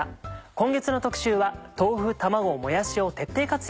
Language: Japanese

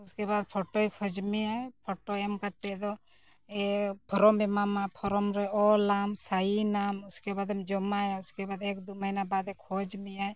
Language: Santali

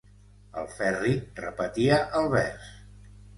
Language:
Catalan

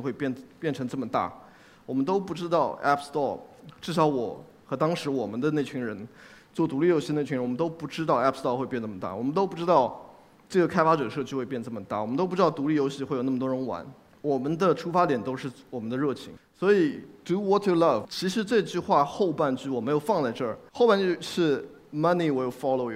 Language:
Chinese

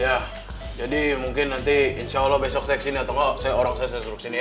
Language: Indonesian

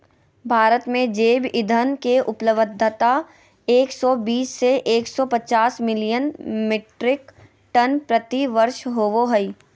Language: Magahi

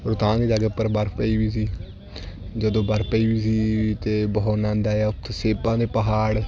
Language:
Punjabi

